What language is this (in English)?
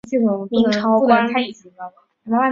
Chinese